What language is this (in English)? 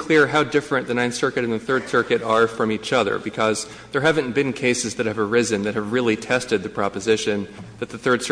English